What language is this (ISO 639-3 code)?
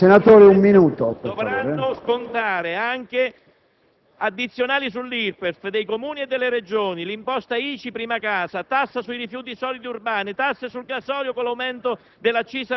ita